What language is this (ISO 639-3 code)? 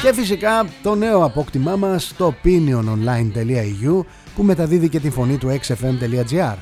ell